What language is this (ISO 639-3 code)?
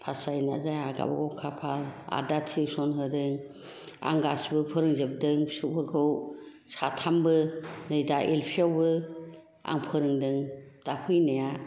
brx